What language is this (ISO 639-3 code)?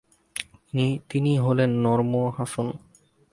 ben